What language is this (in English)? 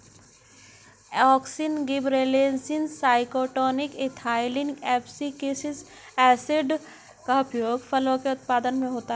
Hindi